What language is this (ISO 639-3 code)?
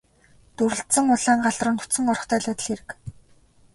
mon